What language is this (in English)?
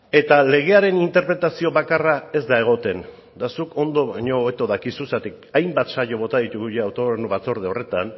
Basque